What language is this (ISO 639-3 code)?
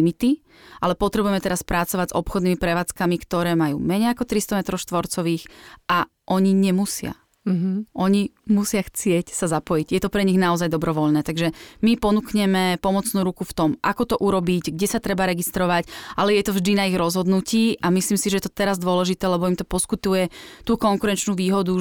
slk